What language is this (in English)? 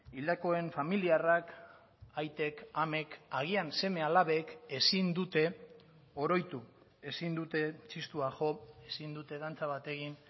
Basque